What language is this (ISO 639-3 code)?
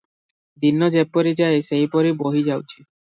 ori